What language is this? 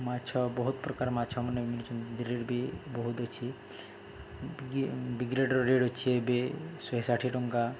Odia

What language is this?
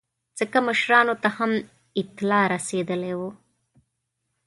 Pashto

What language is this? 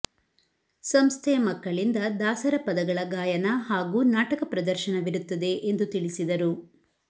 Kannada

